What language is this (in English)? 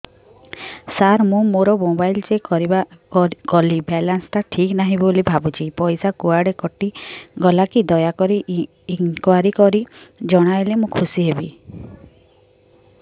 Odia